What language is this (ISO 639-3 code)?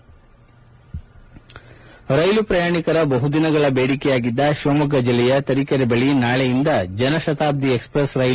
kan